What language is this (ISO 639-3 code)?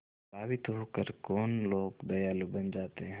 hin